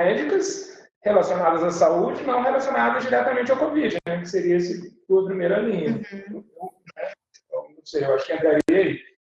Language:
Portuguese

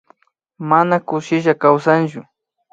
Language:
Imbabura Highland Quichua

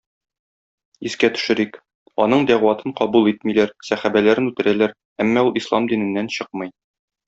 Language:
Tatar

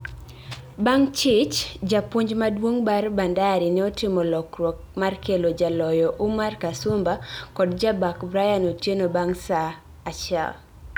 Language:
Luo (Kenya and Tanzania)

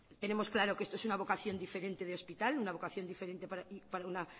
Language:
Spanish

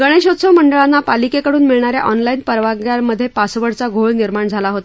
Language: Marathi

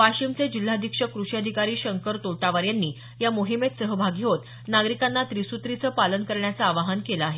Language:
Marathi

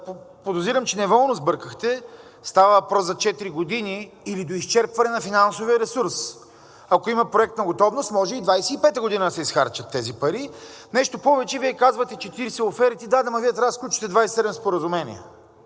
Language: Bulgarian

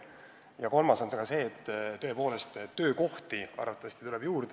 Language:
Estonian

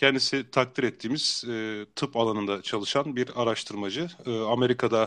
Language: Turkish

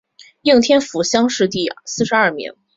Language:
Chinese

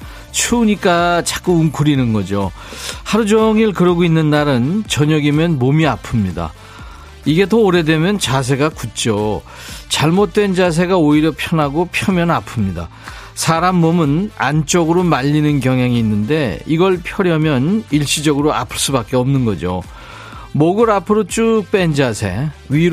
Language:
Korean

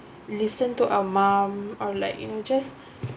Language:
English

